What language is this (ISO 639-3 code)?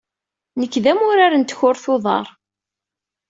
kab